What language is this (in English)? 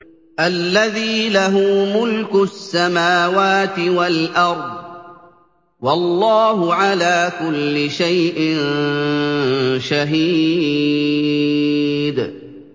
Arabic